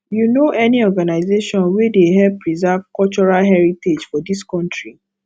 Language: Nigerian Pidgin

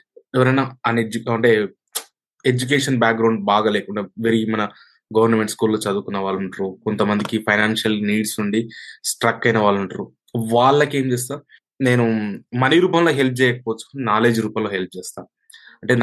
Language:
Telugu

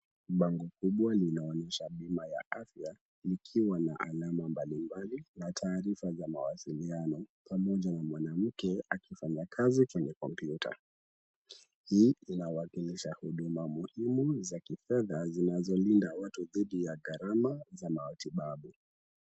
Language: Swahili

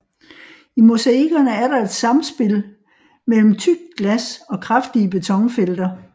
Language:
Danish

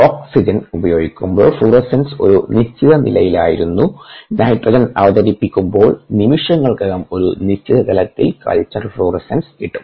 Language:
Malayalam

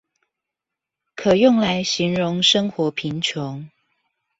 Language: Chinese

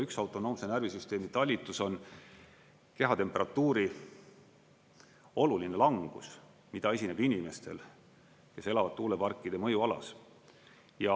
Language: Estonian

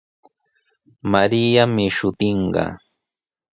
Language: Sihuas Ancash Quechua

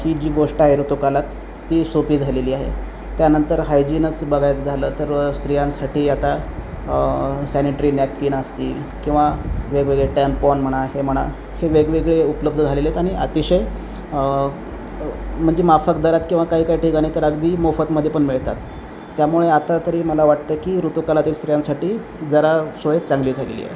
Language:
Marathi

